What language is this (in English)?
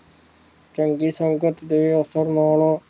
Punjabi